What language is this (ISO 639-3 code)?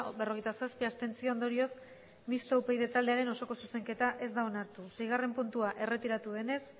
eus